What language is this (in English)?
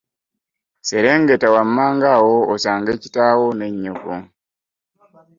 Ganda